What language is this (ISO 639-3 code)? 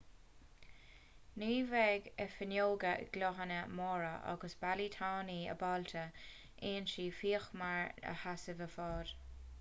gle